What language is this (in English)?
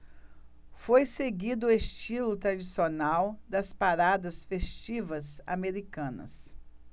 Portuguese